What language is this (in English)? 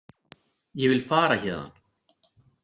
Icelandic